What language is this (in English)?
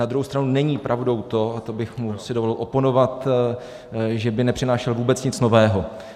Czech